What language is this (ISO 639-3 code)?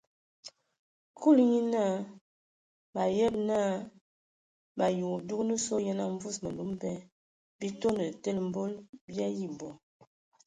ewo